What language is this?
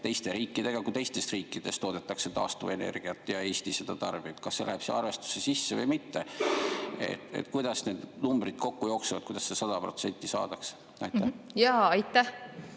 Estonian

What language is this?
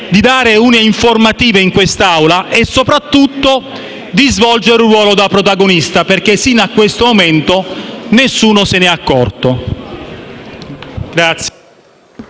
Italian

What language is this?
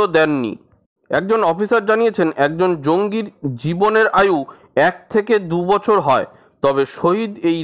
Korean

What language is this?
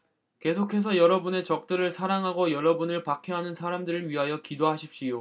Korean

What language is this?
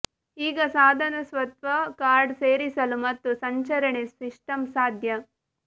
Kannada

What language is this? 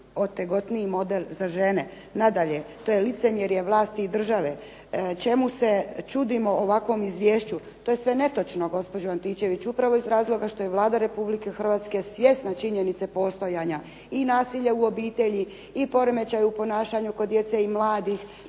Croatian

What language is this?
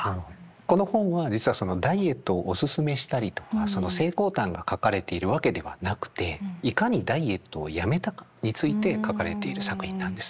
Japanese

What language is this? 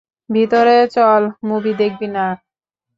Bangla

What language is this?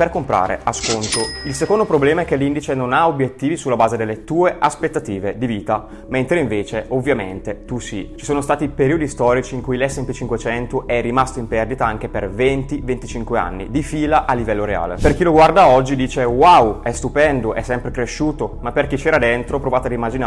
Italian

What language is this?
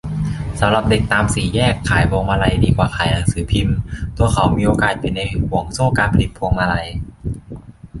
Thai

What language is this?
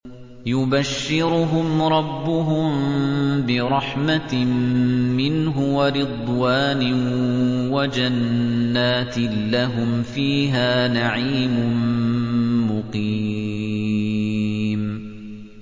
Arabic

